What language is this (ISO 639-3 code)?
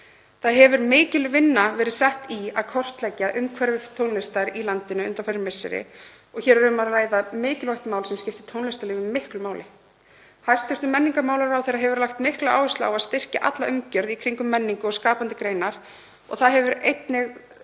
isl